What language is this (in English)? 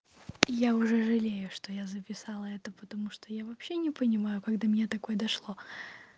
Russian